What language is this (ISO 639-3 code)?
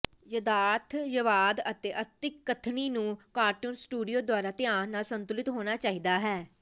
pan